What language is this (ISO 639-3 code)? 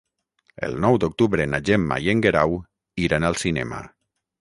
cat